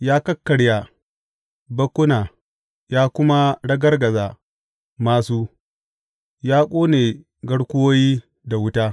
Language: Hausa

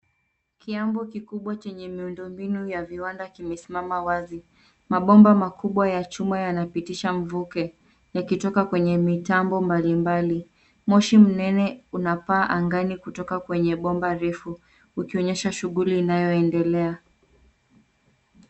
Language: Swahili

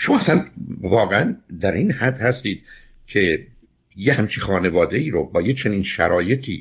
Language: Persian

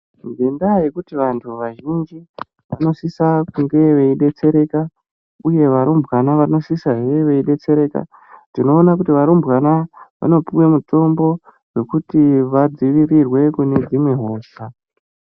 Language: Ndau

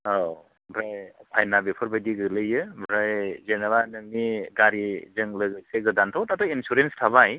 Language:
Bodo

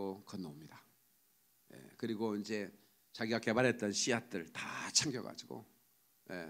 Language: Korean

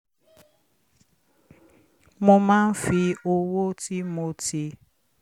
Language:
Yoruba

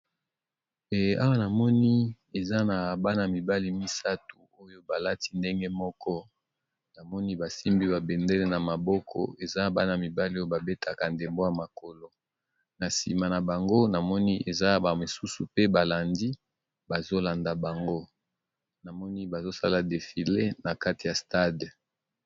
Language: Lingala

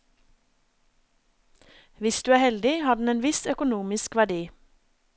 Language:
Norwegian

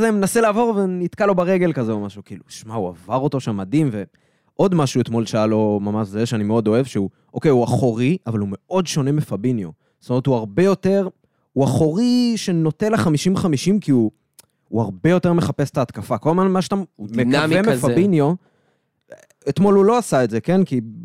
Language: Hebrew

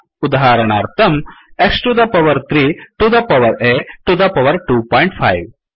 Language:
Sanskrit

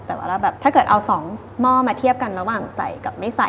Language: Thai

